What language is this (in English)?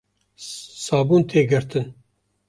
Kurdish